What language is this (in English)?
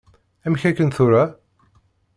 Kabyle